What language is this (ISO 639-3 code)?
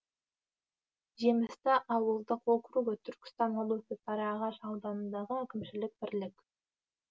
kaz